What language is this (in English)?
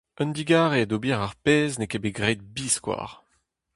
Breton